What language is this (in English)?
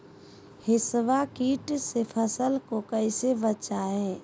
Magahi